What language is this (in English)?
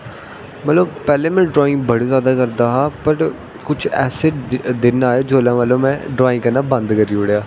Dogri